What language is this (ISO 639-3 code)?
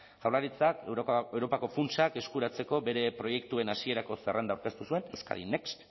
eus